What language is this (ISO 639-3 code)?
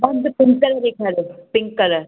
snd